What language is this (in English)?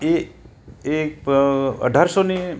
Gujarati